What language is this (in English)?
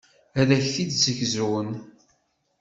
Kabyle